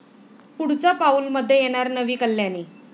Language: Marathi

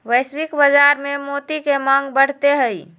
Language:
Magahi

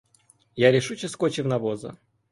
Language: Ukrainian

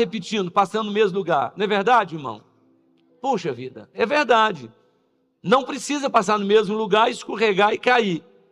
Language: Portuguese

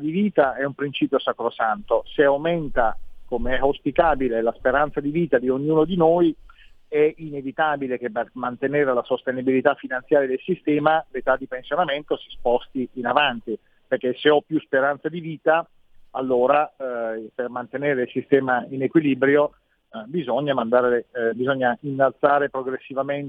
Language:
Italian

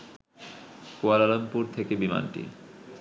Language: Bangla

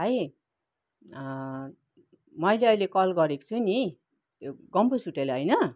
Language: Nepali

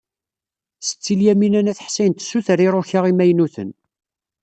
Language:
Kabyle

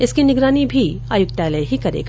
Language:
Hindi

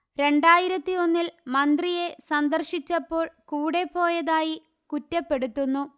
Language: Malayalam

